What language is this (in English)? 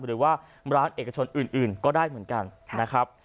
Thai